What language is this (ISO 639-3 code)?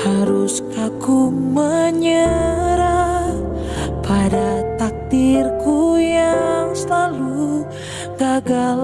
ind